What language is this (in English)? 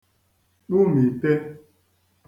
Igbo